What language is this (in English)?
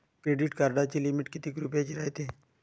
Marathi